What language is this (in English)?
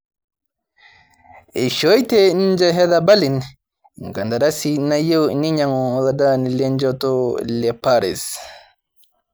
Masai